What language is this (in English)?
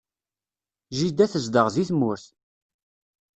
Kabyle